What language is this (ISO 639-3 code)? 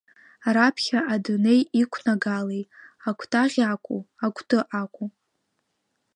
abk